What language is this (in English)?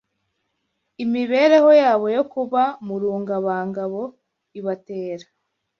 Kinyarwanda